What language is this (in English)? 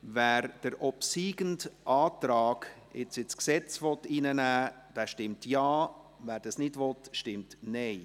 Swiss German